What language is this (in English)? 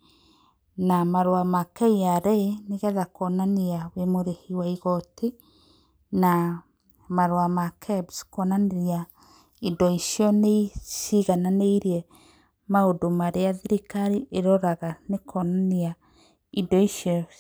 Kikuyu